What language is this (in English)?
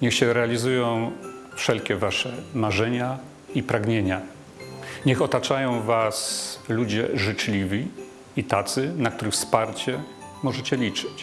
Polish